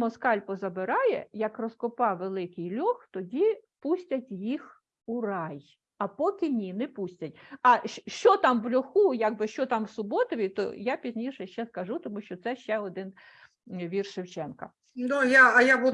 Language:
Ukrainian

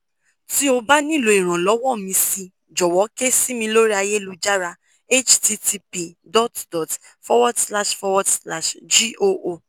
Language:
Yoruba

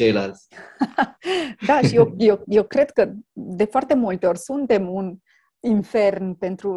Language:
Romanian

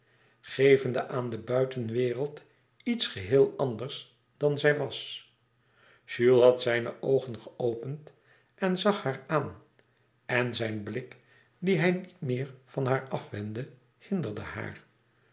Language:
Dutch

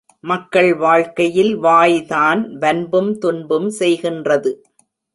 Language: Tamil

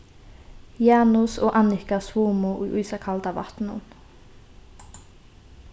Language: Faroese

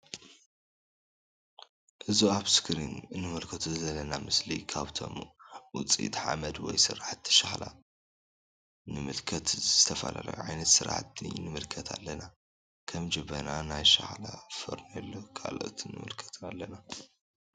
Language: Tigrinya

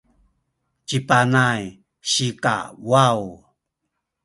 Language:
Sakizaya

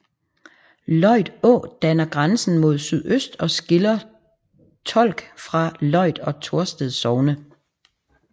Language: Danish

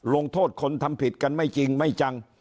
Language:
Thai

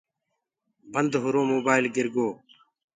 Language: Gurgula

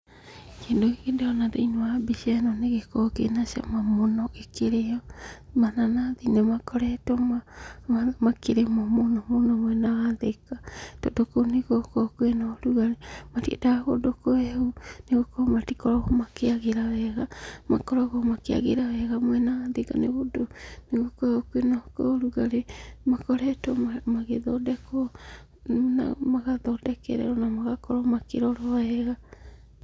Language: Kikuyu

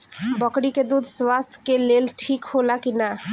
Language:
Bhojpuri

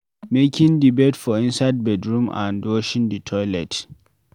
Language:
Nigerian Pidgin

